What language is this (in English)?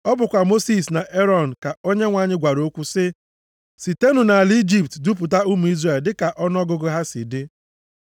Igbo